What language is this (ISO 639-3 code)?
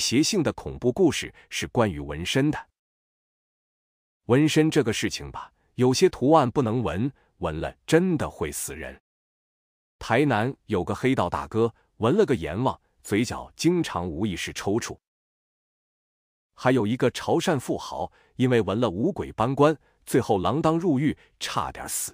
zho